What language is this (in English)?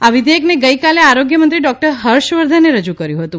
Gujarati